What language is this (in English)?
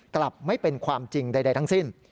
Thai